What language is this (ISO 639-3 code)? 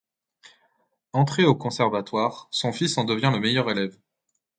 fra